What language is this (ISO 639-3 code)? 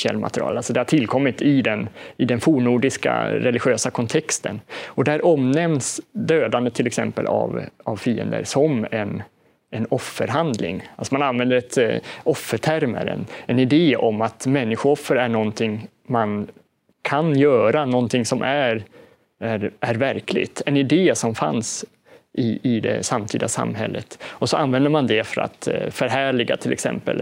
swe